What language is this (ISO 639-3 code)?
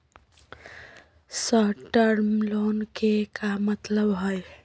mag